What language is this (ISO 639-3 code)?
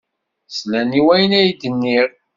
kab